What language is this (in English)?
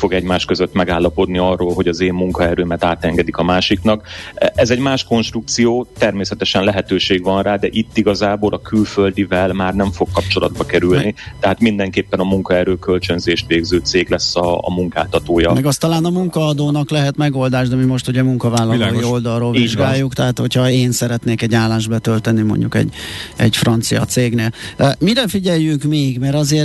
Hungarian